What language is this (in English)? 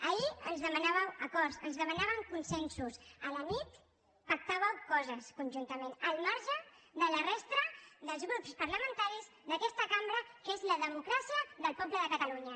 Catalan